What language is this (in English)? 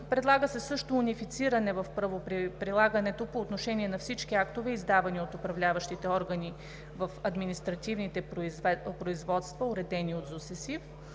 Bulgarian